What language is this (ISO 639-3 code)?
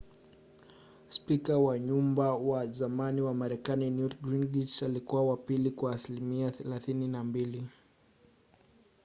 swa